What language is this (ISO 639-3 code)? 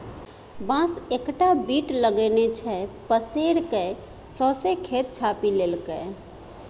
mai